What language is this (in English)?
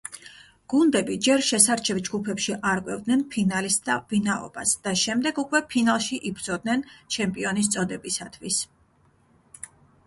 Georgian